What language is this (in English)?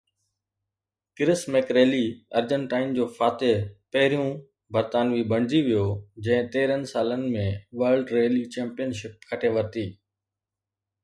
Sindhi